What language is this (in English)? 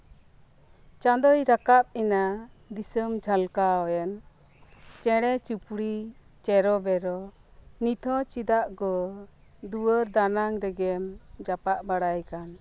Santali